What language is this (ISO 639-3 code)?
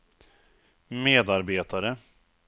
swe